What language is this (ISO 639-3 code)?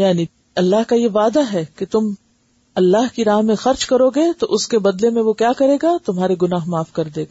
urd